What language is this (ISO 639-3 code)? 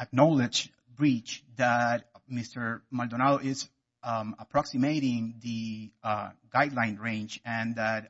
eng